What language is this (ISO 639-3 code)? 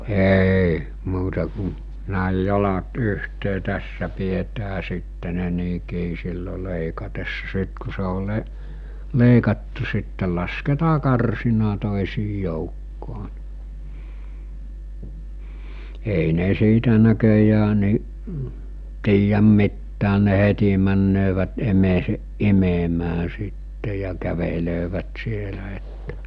fin